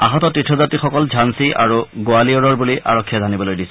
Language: Assamese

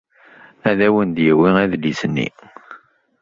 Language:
Kabyle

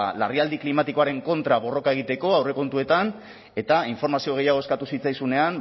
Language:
Basque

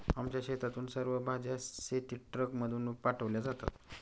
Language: Marathi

